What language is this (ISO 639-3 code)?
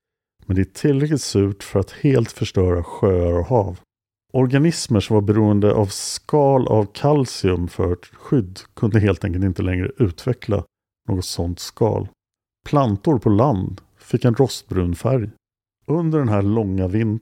swe